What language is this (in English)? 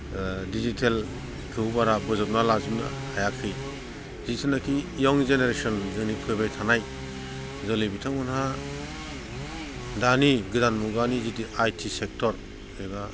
Bodo